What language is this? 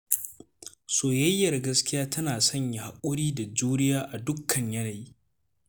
Hausa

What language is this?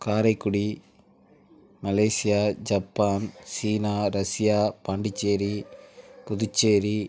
Tamil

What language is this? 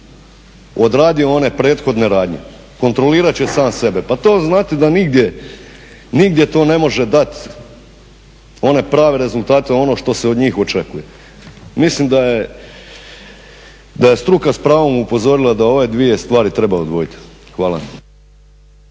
Croatian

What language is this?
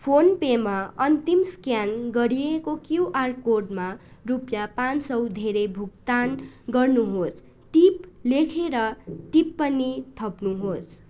Nepali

